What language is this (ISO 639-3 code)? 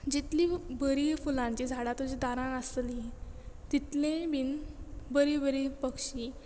kok